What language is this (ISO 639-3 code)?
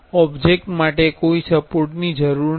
guj